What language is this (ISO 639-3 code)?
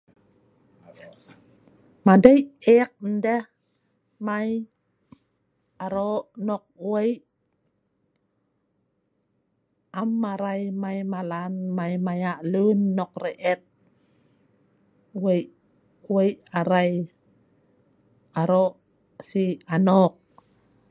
snv